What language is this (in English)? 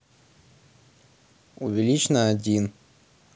Russian